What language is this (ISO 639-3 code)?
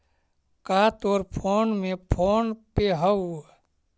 mag